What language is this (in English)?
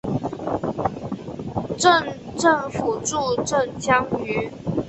Chinese